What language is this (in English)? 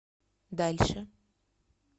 Russian